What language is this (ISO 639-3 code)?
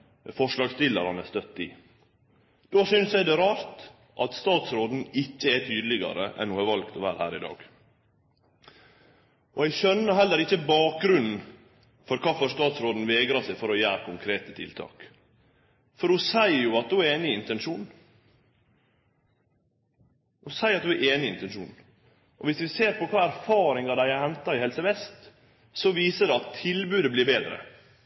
nno